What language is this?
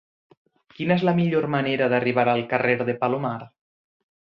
Catalan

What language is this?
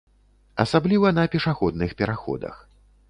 Belarusian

